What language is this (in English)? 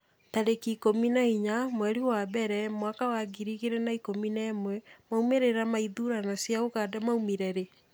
Kikuyu